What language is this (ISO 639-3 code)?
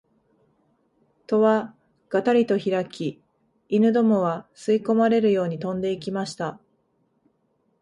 jpn